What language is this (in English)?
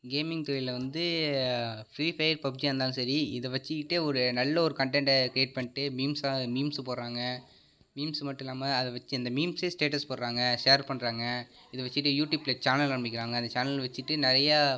Tamil